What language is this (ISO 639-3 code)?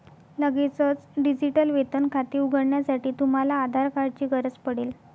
mar